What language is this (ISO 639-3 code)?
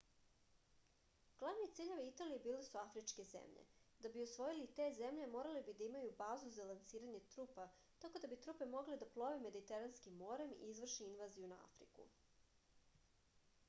srp